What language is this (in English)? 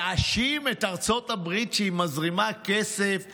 Hebrew